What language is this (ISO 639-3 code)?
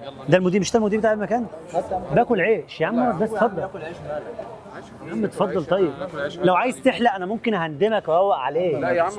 ara